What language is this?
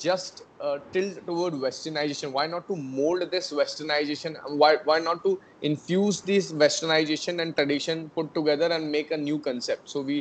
Urdu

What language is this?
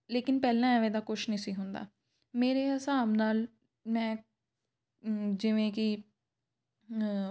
Punjabi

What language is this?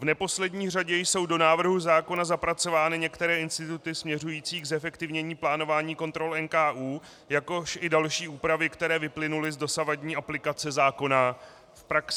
Czech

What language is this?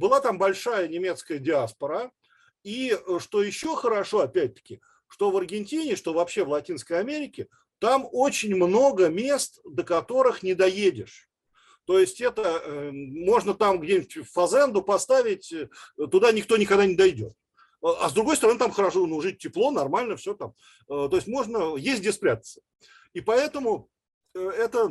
Russian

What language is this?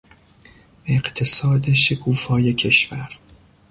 Persian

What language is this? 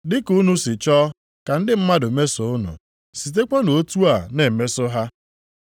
Igbo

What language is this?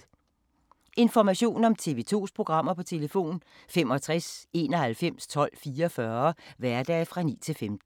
Danish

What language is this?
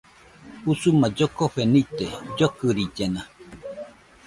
Nüpode Huitoto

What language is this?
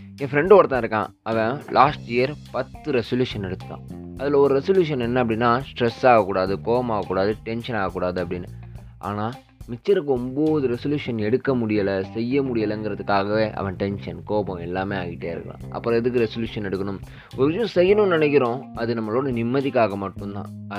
Tamil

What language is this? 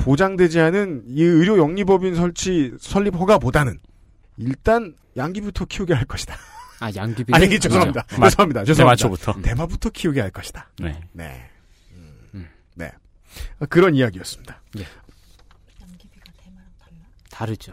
Korean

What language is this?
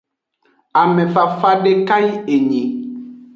Aja (Benin)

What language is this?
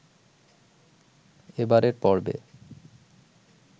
Bangla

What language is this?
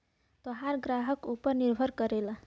Bhojpuri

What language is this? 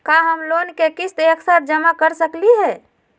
Magahi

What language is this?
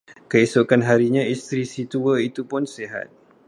Malay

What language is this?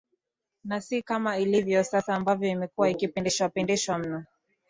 Swahili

